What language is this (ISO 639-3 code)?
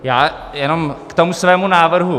ces